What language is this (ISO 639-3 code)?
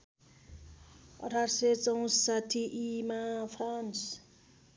nep